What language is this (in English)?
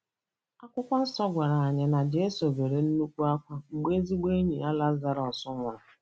Igbo